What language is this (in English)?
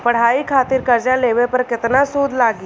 Bhojpuri